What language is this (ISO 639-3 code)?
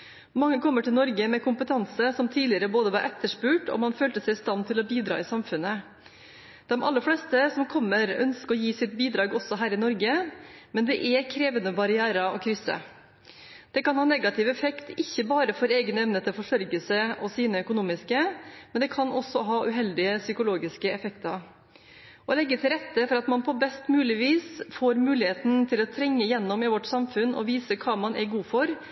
nob